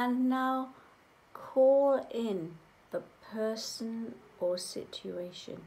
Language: English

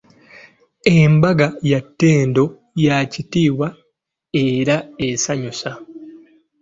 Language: Ganda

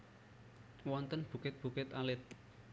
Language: Javanese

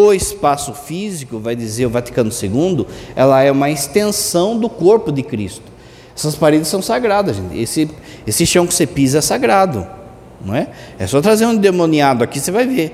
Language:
Portuguese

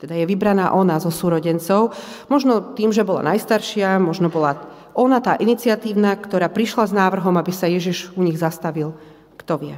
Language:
Slovak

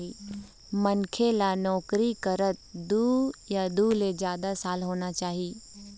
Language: Chhattisgarhi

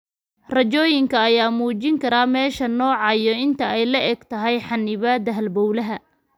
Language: Somali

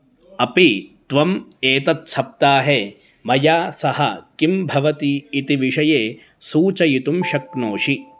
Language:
Sanskrit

